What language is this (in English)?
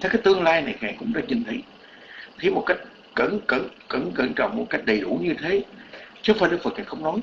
Vietnamese